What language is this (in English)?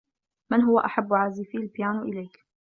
Arabic